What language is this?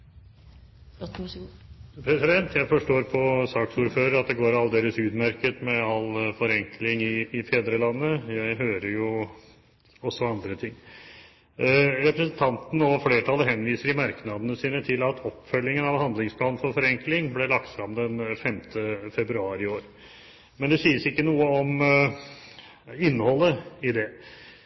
Norwegian Bokmål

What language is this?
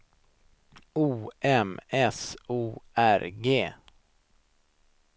Swedish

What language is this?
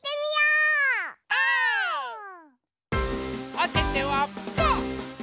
Japanese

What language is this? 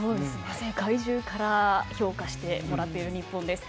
Japanese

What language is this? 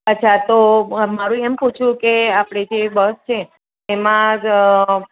Gujarati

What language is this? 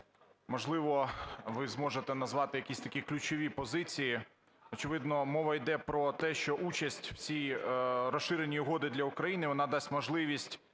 Ukrainian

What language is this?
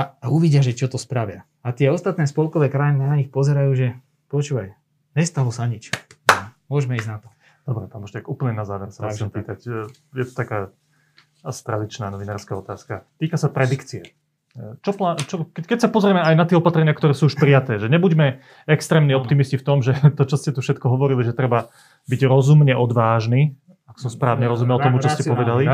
Slovak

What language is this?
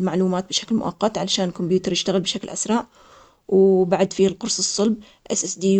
Omani Arabic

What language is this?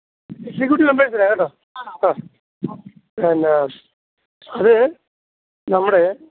Malayalam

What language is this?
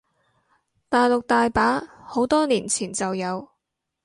Cantonese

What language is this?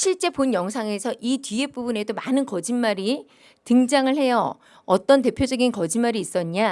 Korean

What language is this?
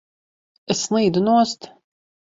Latvian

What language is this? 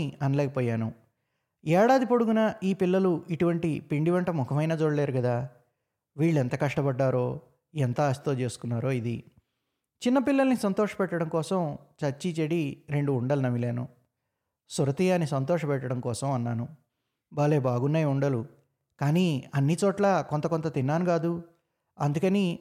Telugu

